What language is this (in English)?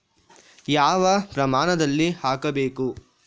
Kannada